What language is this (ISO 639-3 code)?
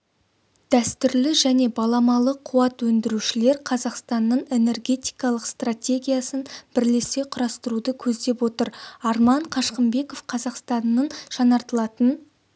kaz